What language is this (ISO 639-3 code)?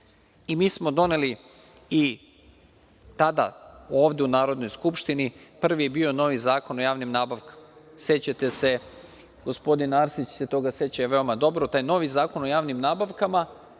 srp